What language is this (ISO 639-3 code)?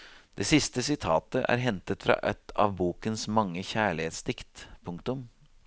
nor